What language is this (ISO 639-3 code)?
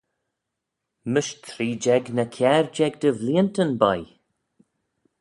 glv